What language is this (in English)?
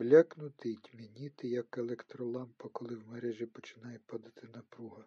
Ukrainian